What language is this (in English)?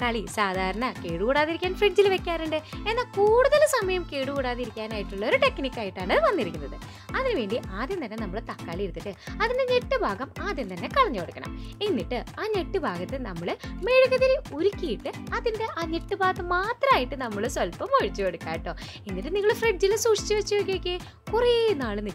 Thai